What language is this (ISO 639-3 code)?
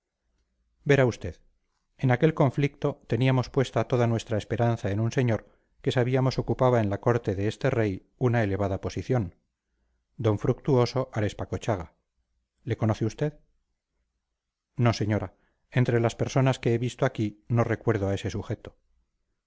spa